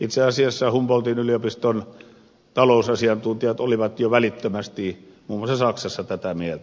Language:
Finnish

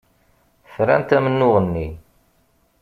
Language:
Kabyle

